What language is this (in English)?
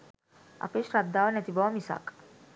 Sinhala